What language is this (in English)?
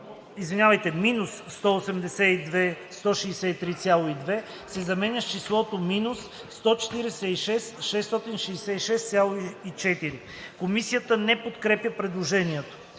Bulgarian